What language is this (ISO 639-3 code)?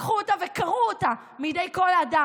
heb